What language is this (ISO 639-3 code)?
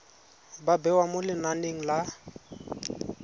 tsn